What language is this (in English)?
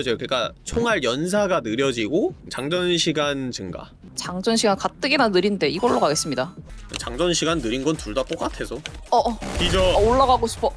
Korean